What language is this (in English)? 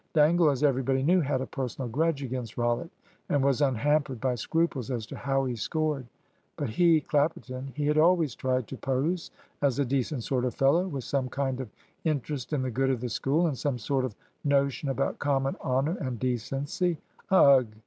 English